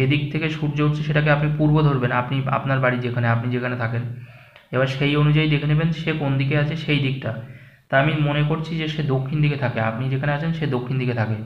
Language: Hindi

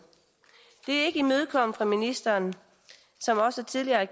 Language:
Danish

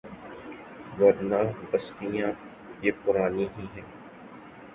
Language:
Urdu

